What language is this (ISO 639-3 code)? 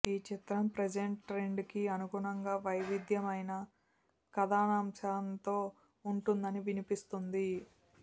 tel